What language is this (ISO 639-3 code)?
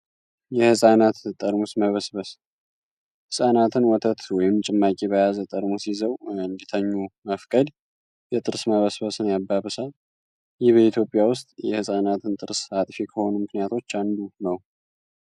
amh